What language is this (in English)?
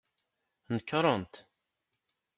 Kabyle